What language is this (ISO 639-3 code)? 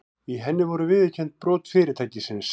isl